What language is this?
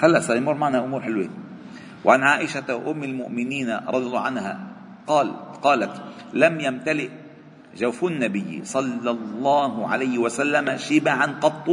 Arabic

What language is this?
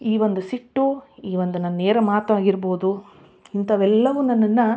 Kannada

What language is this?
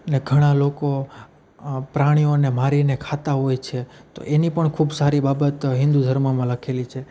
Gujarati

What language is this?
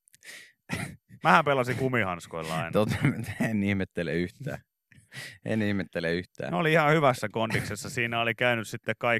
Finnish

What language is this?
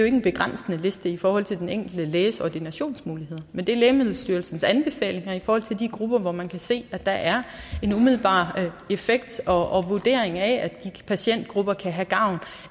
Danish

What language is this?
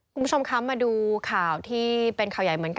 Thai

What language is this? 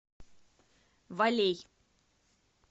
Russian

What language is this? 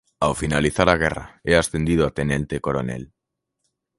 Galician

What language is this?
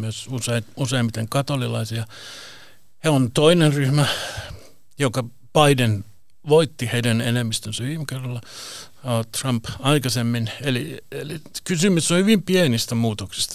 Finnish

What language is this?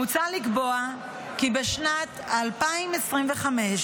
Hebrew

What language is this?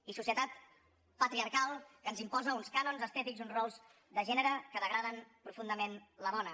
Catalan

